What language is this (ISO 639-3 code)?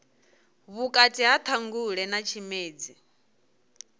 ven